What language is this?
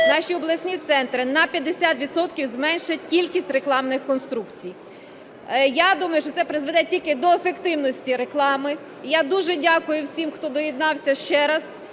Ukrainian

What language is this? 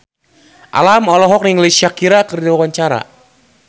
Sundanese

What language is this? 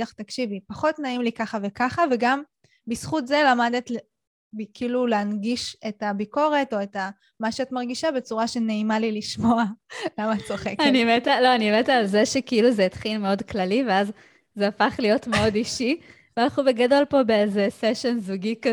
Hebrew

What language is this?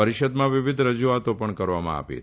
Gujarati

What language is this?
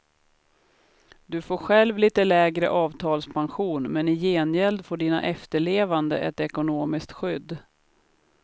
Swedish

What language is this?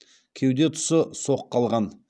Kazakh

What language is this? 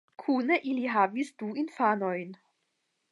Esperanto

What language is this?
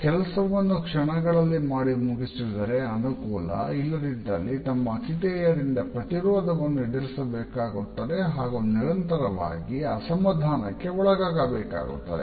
Kannada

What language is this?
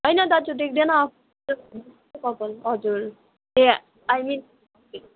Nepali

